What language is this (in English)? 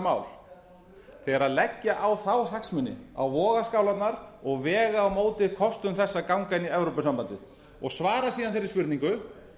Icelandic